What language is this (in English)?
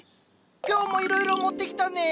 Japanese